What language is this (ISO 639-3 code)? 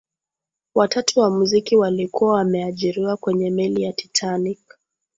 swa